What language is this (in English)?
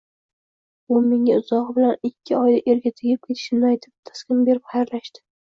Uzbek